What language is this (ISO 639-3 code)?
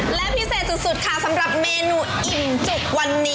tha